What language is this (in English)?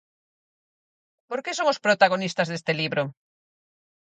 Galician